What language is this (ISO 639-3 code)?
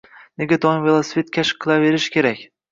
uzb